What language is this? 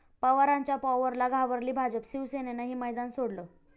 Marathi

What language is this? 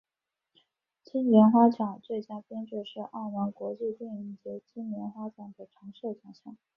Chinese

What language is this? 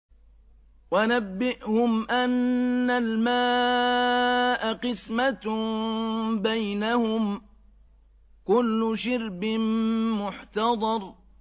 Arabic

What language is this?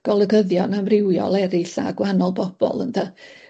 Welsh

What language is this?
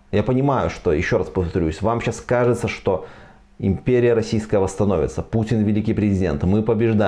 Russian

